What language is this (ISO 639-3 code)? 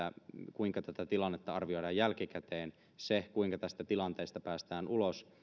fin